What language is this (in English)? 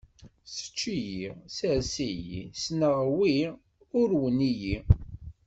Kabyle